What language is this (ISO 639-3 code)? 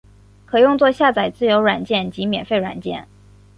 zho